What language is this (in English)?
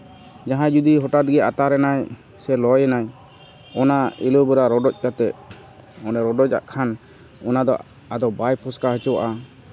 Santali